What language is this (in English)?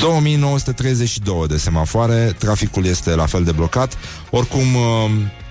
Romanian